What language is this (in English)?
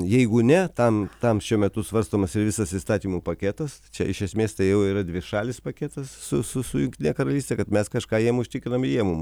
Lithuanian